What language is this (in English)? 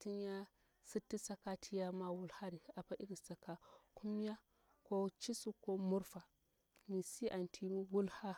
Bura-Pabir